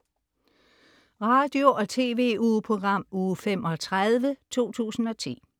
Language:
Danish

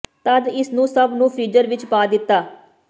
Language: Punjabi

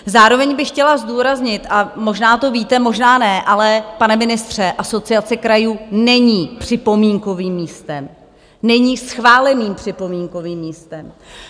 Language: Czech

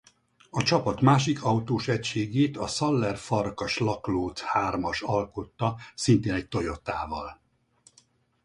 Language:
Hungarian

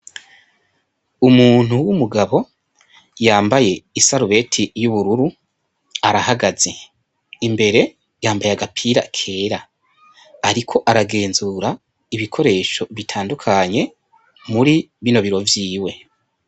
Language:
Rundi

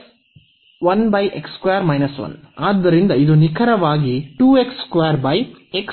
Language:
Kannada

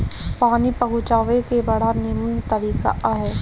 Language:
Bhojpuri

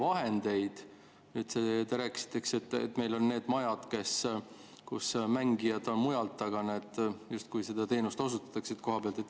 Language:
Estonian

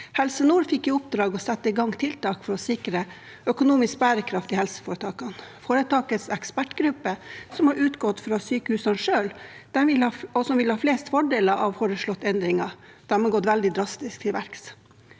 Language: Norwegian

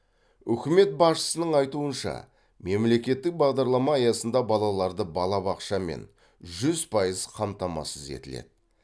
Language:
Kazakh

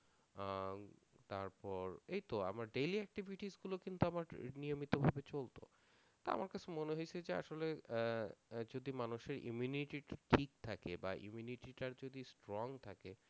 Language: Bangla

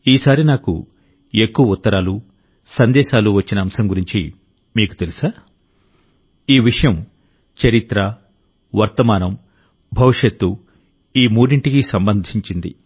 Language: Telugu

